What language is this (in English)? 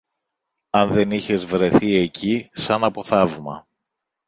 Greek